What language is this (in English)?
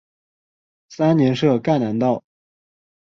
Chinese